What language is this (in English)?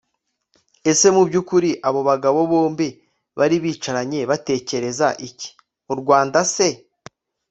Kinyarwanda